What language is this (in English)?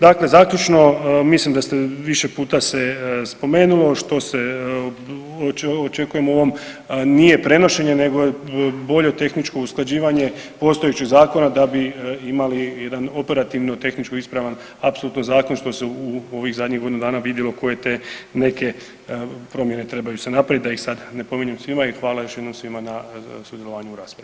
Croatian